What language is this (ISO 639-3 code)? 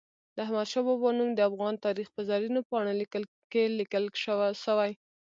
pus